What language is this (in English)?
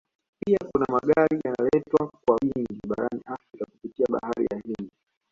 Swahili